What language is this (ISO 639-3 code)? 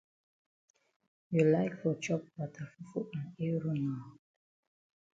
wes